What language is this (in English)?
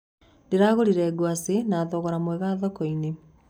Kikuyu